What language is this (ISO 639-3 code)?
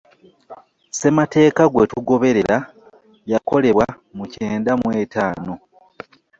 lug